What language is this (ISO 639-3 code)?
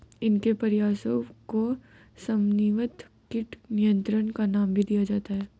hin